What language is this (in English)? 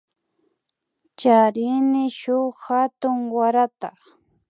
Imbabura Highland Quichua